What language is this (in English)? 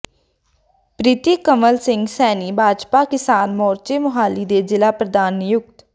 Punjabi